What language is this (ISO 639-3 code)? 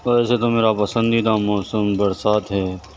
urd